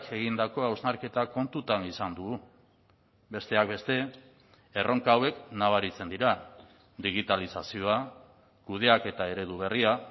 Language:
Basque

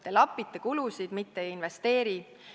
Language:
Estonian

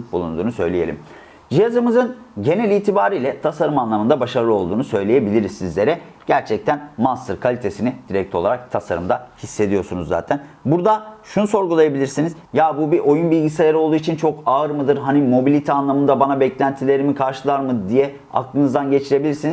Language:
Turkish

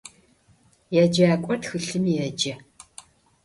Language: Adyghe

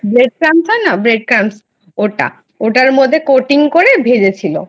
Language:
Bangla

